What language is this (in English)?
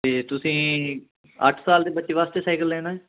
Punjabi